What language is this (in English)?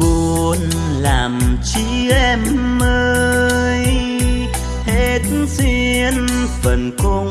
Vietnamese